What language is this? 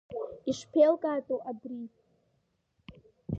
Abkhazian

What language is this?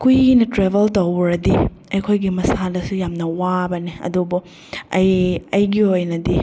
Manipuri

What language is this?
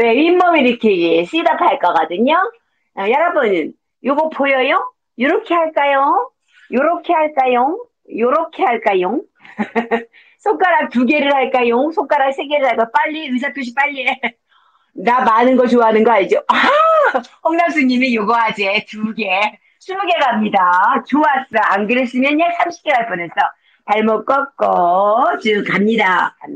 Korean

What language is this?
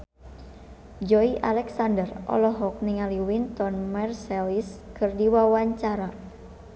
Sundanese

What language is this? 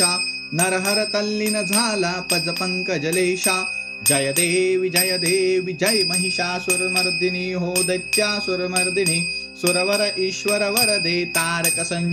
Marathi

